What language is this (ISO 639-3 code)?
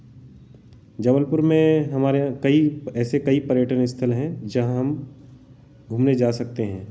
hin